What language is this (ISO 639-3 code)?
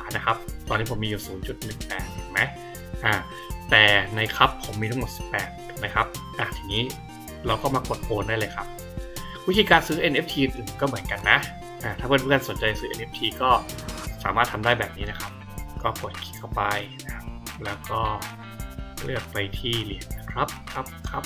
tha